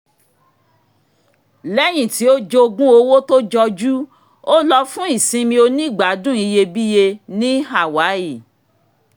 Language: Yoruba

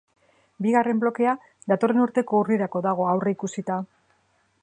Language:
Basque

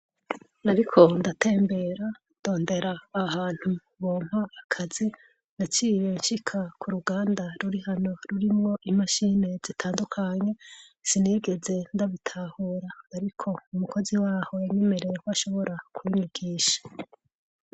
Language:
Rundi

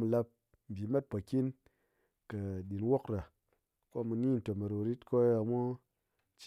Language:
Ngas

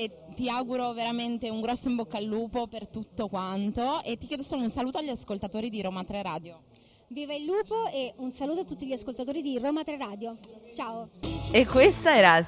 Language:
Italian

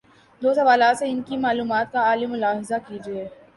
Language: Urdu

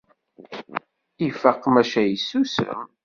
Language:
Kabyle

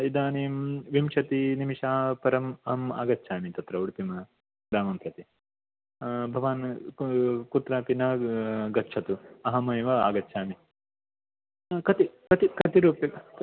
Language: Sanskrit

